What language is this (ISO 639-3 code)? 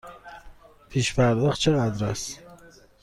fas